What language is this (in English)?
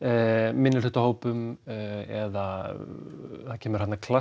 Icelandic